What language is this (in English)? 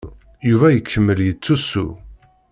Kabyle